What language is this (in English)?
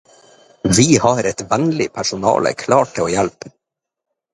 Norwegian Bokmål